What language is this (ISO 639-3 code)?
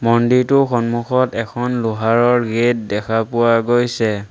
asm